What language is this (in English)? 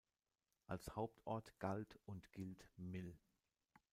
German